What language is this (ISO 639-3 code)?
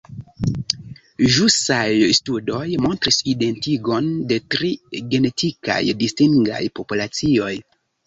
epo